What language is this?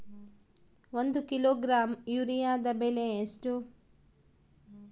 Kannada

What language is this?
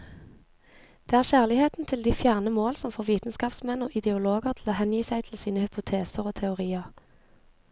Norwegian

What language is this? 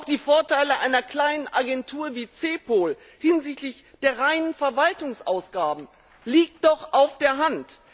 German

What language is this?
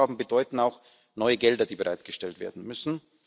German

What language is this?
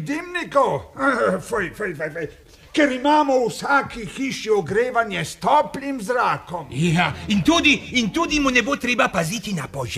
Romanian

